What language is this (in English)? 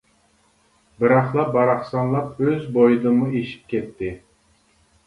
Uyghur